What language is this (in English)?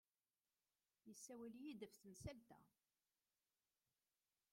Kabyle